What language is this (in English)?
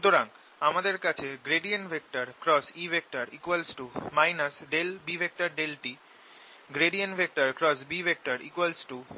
Bangla